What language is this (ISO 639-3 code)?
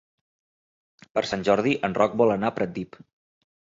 cat